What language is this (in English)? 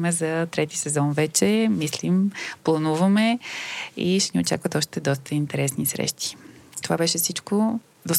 Bulgarian